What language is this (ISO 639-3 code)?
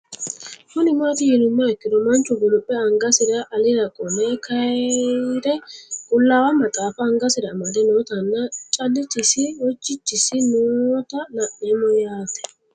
sid